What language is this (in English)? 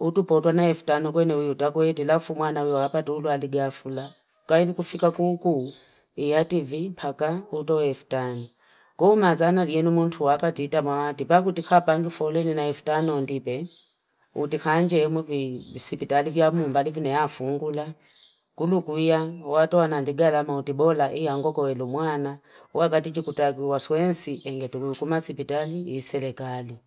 Fipa